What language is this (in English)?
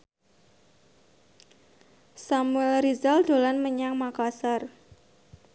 Javanese